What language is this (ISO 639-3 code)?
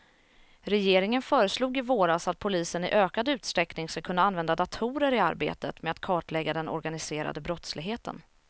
swe